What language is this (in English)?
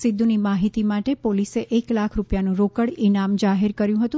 Gujarati